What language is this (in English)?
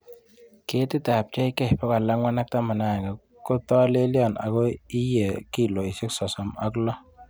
Kalenjin